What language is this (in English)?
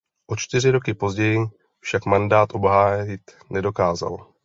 Czech